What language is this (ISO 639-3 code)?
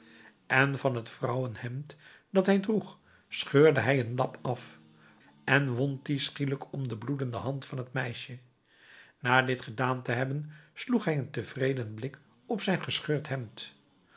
nld